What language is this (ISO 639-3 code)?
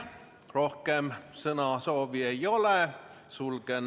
est